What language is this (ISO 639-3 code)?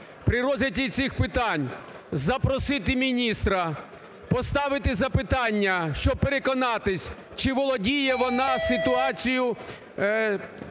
ukr